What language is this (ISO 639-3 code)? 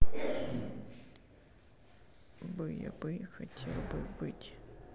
rus